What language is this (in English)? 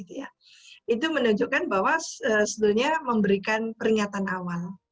Indonesian